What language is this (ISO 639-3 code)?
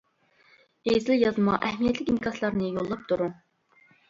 uig